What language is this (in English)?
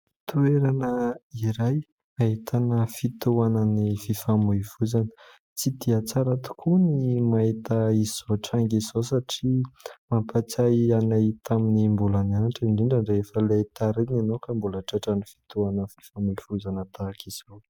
Malagasy